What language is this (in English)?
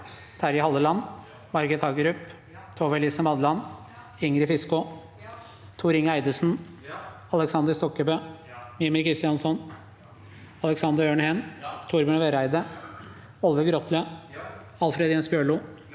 Norwegian